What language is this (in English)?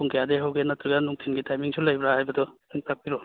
Manipuri